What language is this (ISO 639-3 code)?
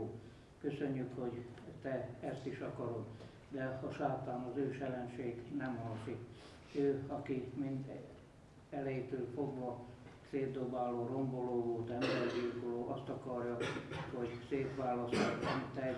hun